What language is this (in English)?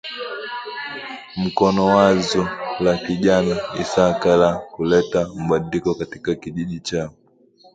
Swahili